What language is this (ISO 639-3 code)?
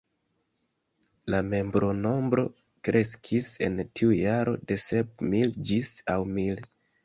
epo